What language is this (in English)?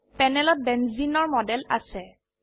Assamese